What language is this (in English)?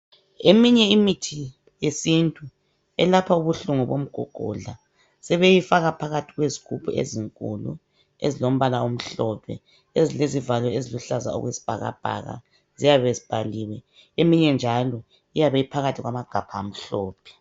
North Ndebele